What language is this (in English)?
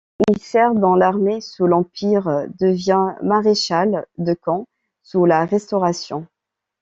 French